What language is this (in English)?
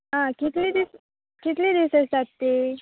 Konkani